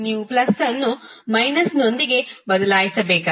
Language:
Kannada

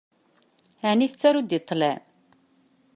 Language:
Kabyle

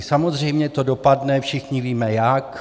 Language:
Czech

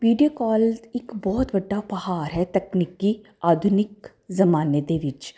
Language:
Punjabi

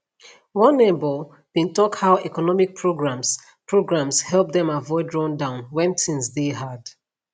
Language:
Nigerian Pidgin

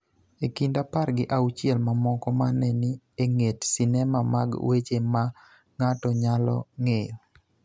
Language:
Luo (Kenya and Tanzania)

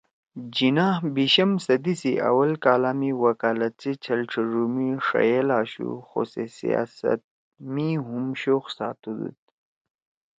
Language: Torwali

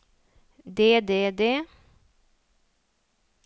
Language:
Norwegian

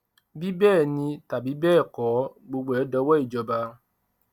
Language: Yoruba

